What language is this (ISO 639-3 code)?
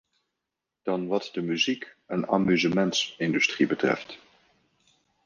nld